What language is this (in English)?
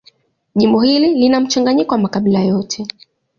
Swahili